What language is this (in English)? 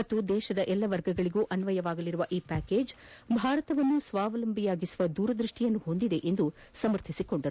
Kannada